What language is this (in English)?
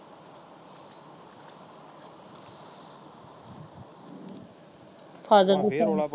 Punjabi